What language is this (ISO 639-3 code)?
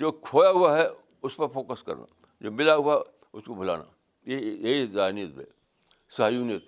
urd